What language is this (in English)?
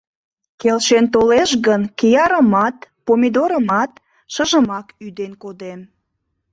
Mari